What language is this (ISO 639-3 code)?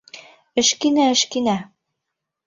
bak